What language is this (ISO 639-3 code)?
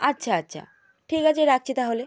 ben